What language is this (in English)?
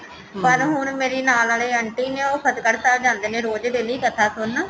Punjabi